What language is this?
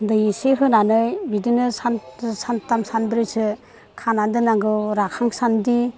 Bodo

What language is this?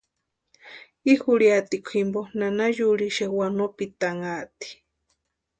Western Highland Purepecha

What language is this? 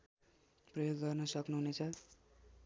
Nepali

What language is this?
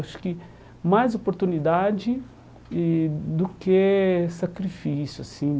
Portuguese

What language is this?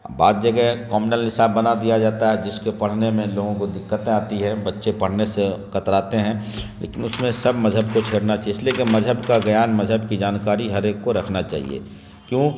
Urdu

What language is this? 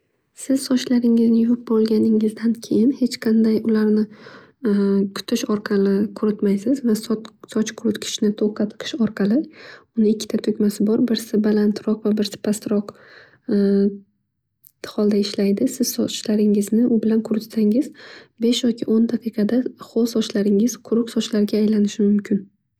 Uzbek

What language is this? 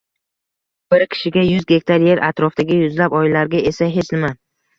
Uzbek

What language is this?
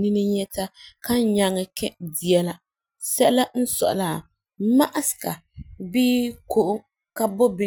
Frafra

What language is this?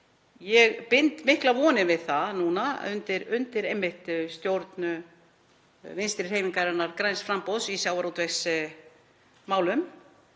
Icelandic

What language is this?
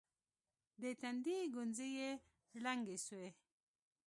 Pashto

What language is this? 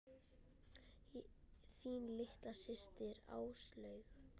Icelandic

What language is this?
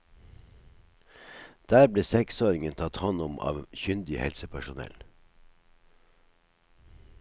Norwegian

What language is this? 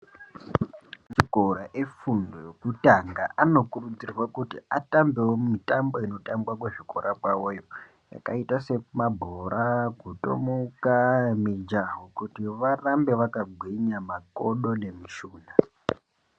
Ndau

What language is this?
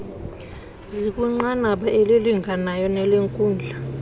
Xhosa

